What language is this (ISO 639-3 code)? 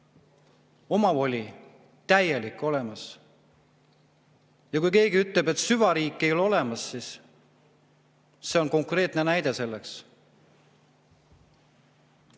est